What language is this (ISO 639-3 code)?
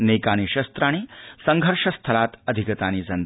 san